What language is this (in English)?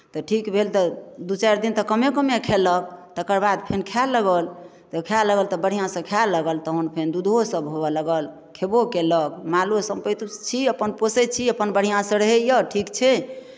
Maithili